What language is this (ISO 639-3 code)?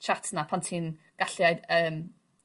cym